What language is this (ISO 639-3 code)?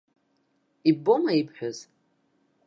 abk